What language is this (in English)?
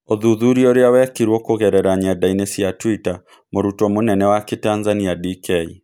Kikuyu